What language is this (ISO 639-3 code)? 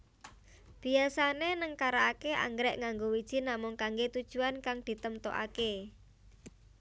jav